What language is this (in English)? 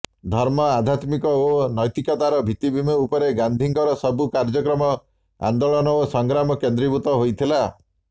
Odia